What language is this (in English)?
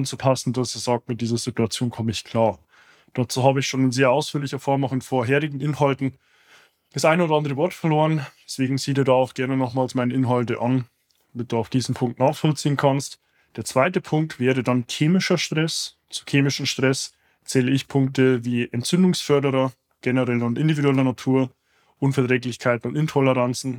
German